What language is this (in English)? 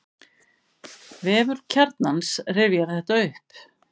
Icelandic